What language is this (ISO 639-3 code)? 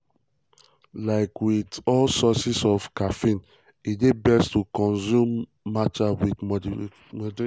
pcm